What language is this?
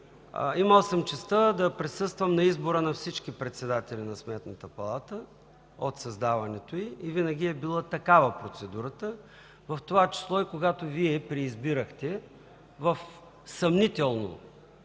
Bulgarian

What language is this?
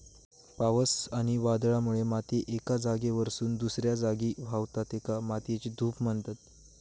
Marathi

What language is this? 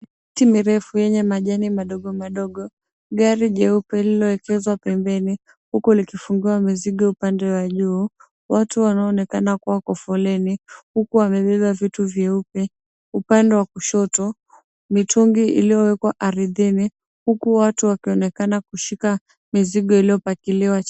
Swahili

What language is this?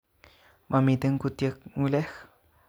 Kalenjin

